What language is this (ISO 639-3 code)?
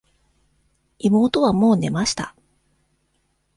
jpn